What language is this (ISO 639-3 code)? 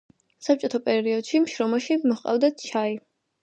kat